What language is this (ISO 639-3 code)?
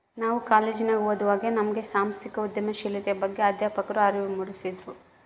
kan